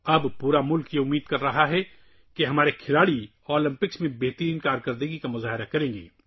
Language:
Urdu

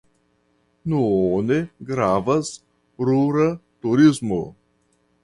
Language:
Esperanto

